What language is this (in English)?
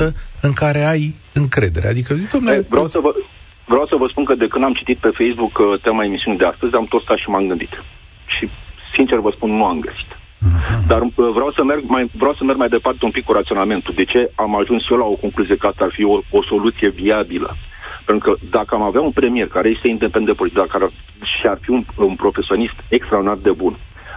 Romanian